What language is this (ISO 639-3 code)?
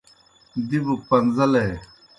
plk